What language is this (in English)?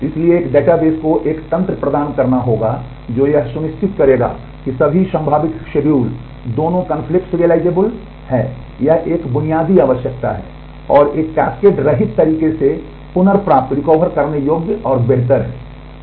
Hindi